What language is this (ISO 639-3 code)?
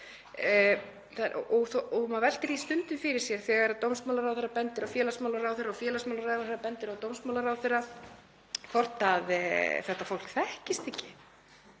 isl